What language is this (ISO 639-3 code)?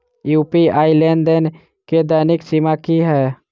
mai